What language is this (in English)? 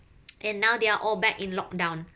English